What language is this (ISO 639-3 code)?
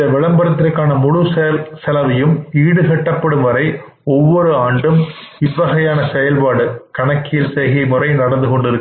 tam